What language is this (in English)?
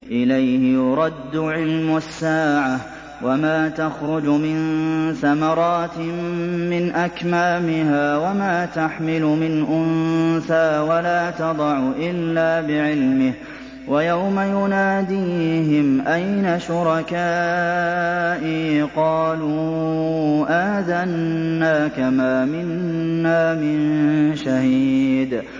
Arabic